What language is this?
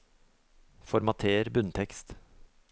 Norwegian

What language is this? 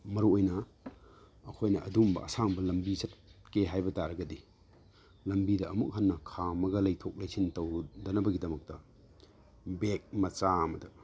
Manipuri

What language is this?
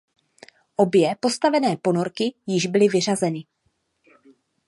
Czech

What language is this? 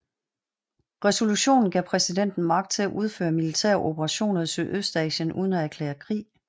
Danish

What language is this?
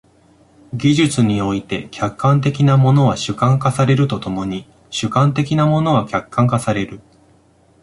Japanese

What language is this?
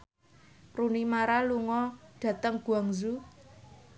Javanese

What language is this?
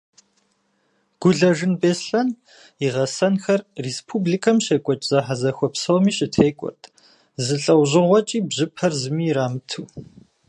Kabardian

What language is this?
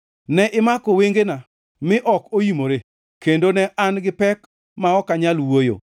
Luo (Kenya and Tanzania)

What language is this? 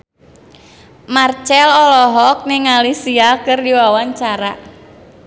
Sundanese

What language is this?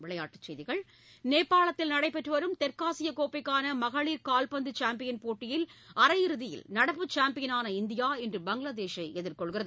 Tamil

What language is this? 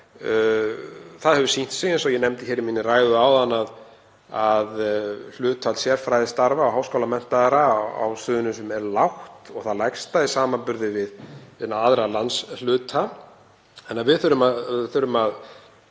Icelandic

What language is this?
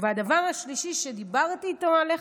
Hebrew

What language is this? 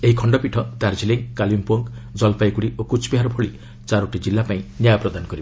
Odia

